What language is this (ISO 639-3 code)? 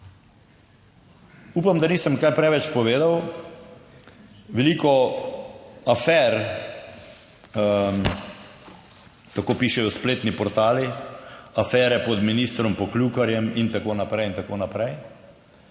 slv